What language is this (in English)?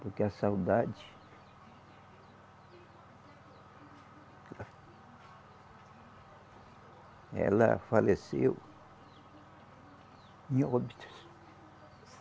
Portuguese